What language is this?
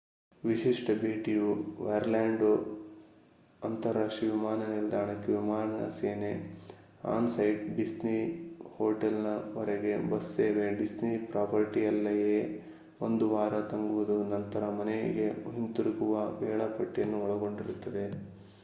Kannada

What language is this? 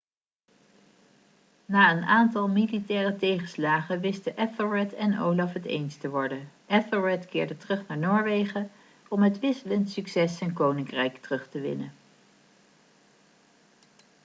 Dutch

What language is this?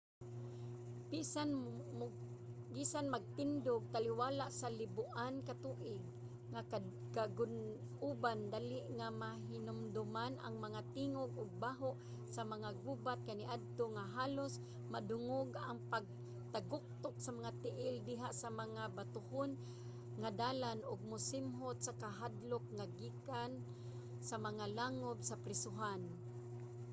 Cebuano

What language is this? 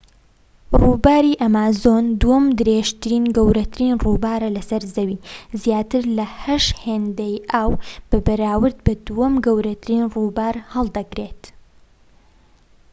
Central Kurdish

